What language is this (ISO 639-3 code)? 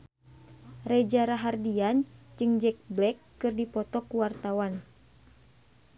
sun